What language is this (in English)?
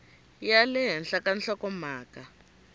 Tsonga